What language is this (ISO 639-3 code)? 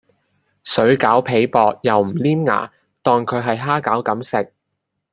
yue